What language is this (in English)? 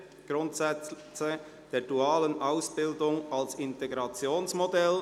Swiss German